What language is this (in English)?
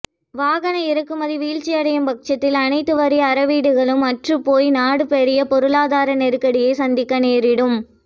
Tamil